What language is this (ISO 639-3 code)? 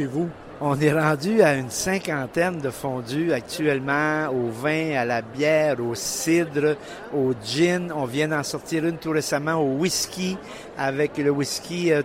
fra